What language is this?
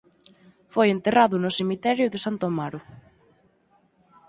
Galician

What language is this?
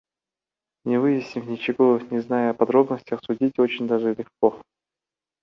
Kyrgyz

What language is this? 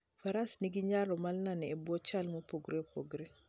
Luo (Kenya and Tanzania)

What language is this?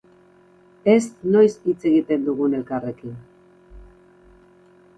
Basque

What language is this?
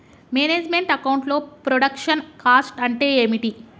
Telugu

